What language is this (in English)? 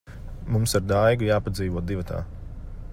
Latvian